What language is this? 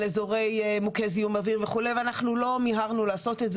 Hebrew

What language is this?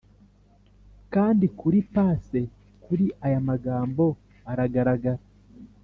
Kinyarwanda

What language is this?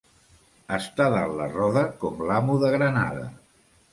Catalan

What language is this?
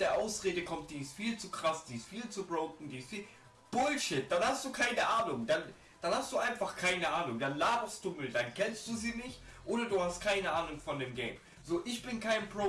German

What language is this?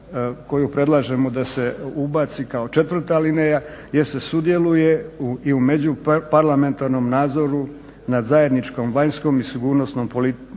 Croatian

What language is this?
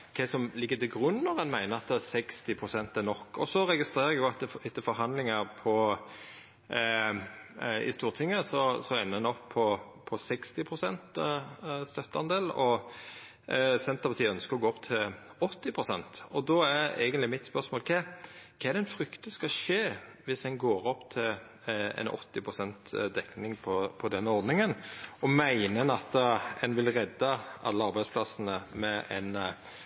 Norwegian Nynorsk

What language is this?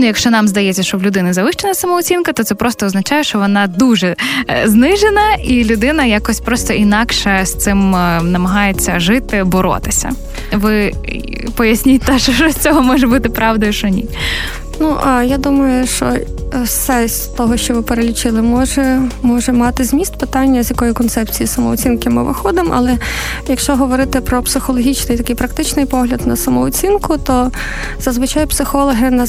Ukrainian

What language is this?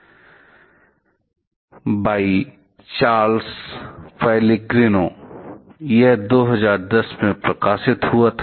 Hindi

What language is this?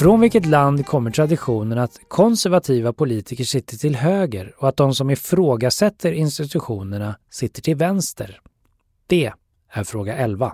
Swedish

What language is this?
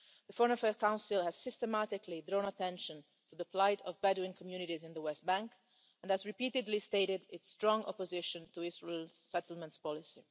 English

